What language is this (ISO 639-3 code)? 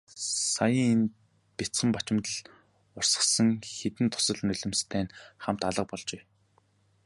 mon